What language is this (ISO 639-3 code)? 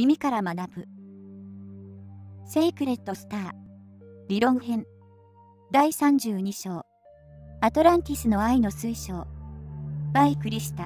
jpn